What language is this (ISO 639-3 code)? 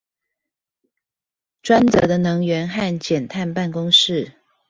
zho